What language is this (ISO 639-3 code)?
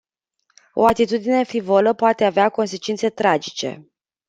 ron